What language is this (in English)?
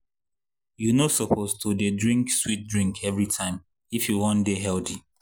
Nigerian Pidgin